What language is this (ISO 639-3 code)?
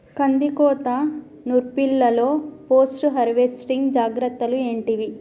tel